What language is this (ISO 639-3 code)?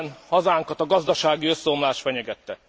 hun